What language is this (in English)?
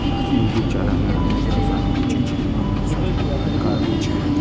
Maithili